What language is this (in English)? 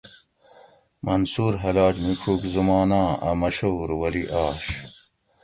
Gawri